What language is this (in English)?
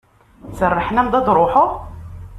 Kabyle